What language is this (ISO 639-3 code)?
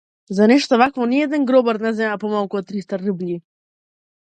mkd